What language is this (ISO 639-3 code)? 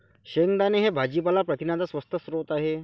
mar